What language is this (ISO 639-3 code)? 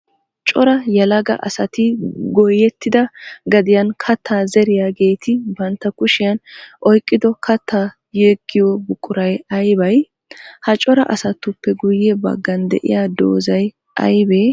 wal